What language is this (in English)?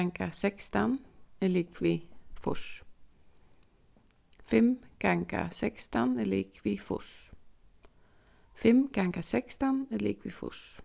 Faroese